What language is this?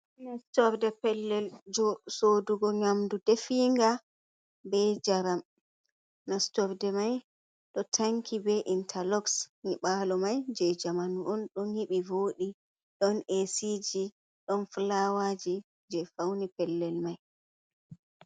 Fula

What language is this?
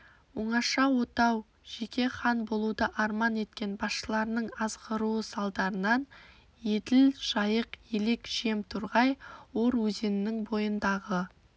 Kazakh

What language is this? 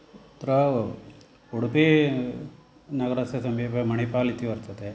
Sanskrit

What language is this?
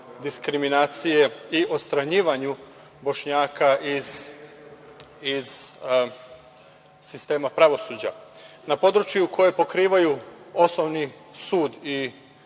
Serbian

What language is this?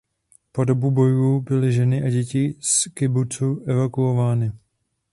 Czech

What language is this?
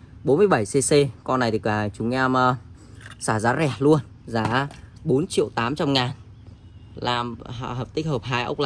Vietnamese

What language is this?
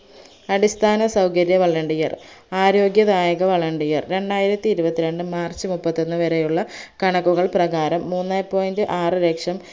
Malayalam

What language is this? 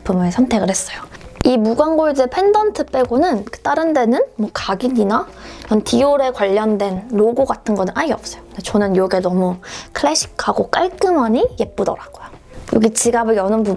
Korean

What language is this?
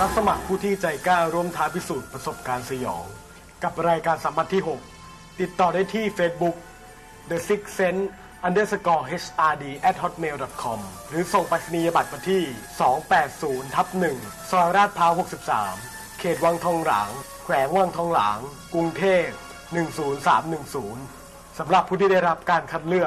Thai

